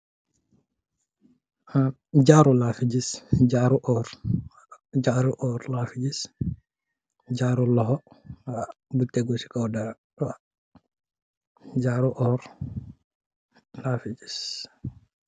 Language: Wolof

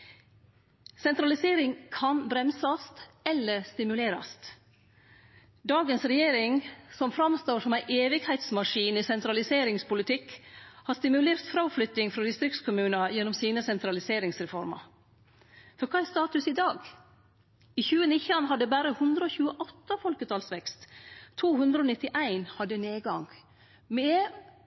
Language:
Norwegian Nynorsk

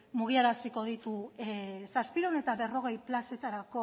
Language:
Basque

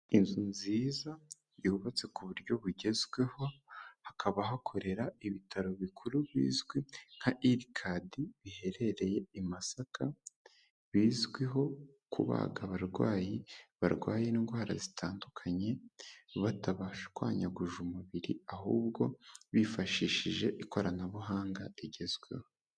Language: Kinyarwanda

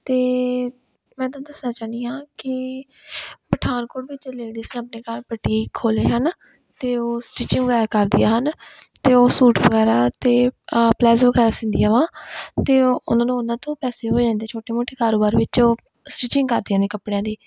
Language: Punjabi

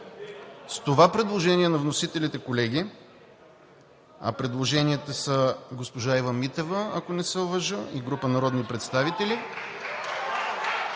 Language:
Bulgarian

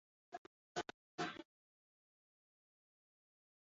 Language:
Basque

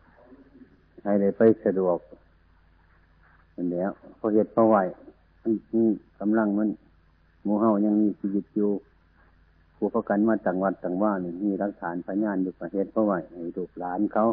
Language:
Thai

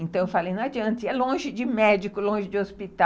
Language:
Portuguese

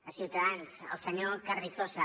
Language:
Catalan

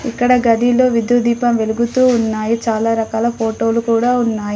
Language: Telugu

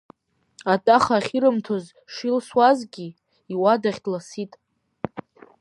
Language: Abkhazian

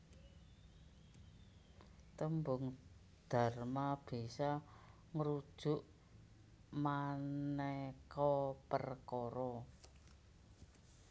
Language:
Javanese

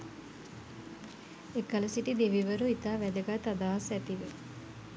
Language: Sinhala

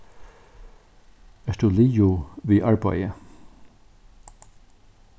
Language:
Faroese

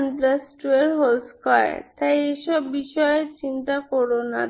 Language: Bangla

